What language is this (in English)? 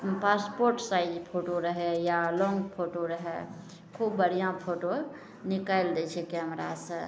Maithili